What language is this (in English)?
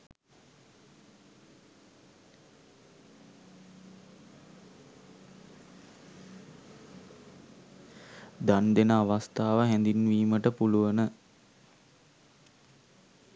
Sinhala